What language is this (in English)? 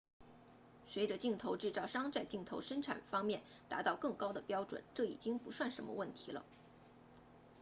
Chinese